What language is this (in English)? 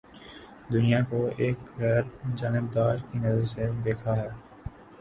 Urdu